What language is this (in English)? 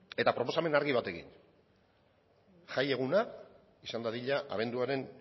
Basque